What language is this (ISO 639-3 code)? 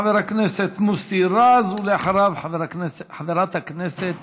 heb